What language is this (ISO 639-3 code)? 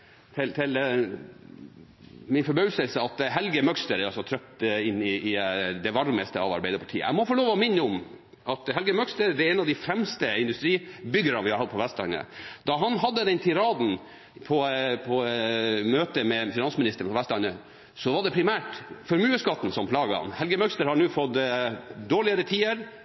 nob